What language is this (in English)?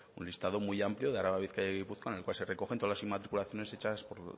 Spanish